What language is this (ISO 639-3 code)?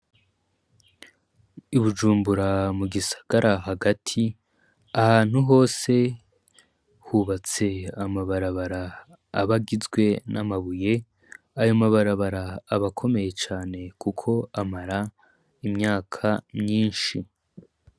run